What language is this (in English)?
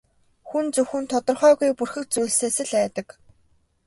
Mongolian